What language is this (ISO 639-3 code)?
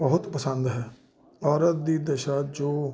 pan